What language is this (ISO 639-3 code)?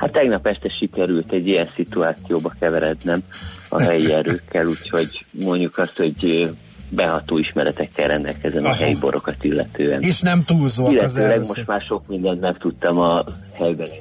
hun